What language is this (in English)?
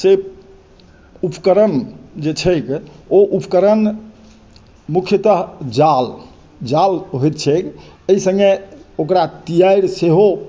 Maithili